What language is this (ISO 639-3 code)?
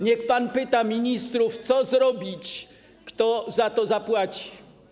pol